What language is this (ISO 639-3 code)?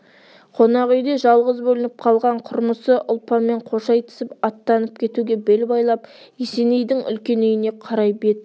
kaz